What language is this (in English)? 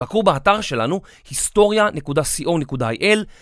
Hebrew